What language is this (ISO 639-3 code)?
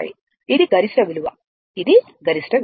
tel